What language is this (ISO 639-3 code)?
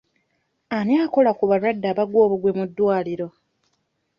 lug